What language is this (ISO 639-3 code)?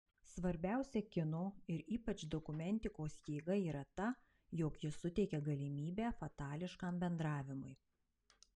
lit